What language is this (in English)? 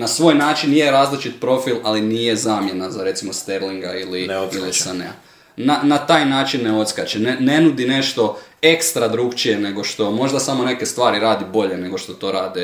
Croatian